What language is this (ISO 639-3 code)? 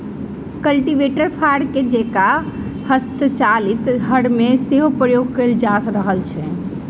mai